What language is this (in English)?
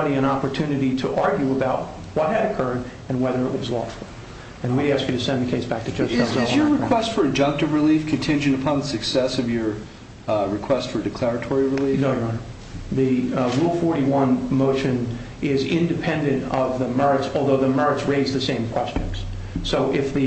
English